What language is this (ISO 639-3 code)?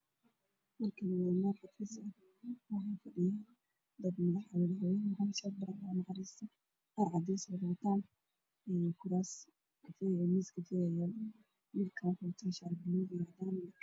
som